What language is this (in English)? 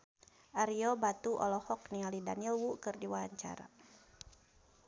Sundanese